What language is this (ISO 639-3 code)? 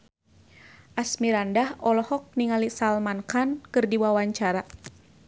sun